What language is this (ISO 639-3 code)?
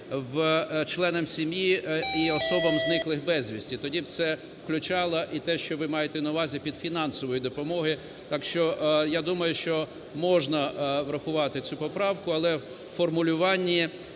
ukr